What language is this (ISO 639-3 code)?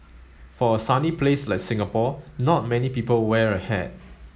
eng